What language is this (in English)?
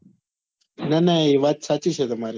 Gujarati